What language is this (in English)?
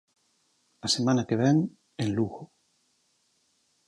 Galician